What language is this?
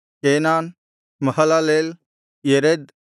Kannada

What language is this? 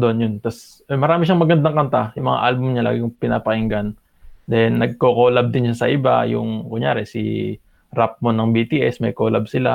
Filipino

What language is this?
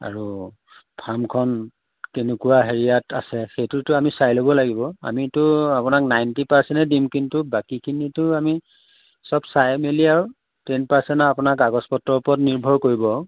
Assamese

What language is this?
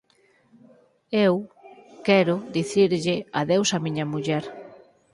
Galician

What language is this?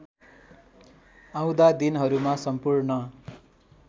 Nepali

